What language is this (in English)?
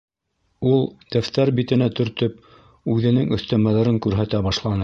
Bashkir